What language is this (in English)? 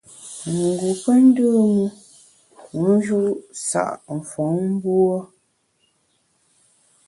Bamun